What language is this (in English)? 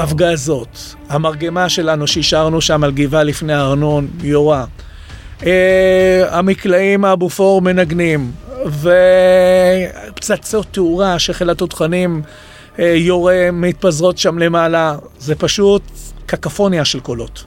Hebrew